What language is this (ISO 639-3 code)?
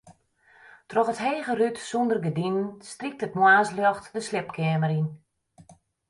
fry